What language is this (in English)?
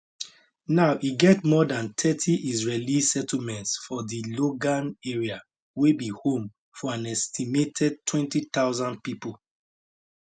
Nigerian Pidgin